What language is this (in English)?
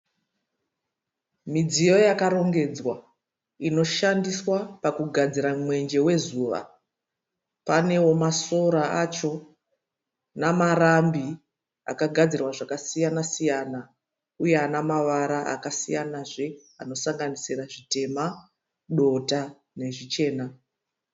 Shona